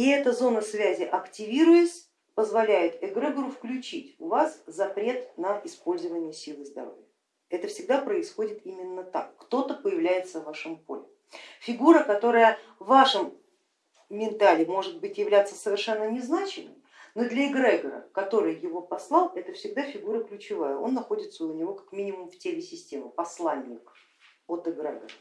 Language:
Russian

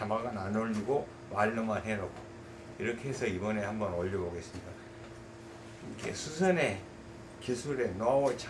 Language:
Korean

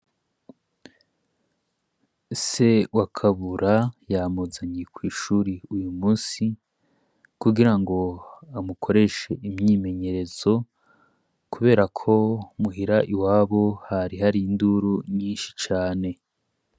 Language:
Rundi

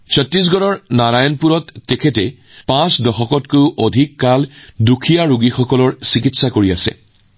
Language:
Assamese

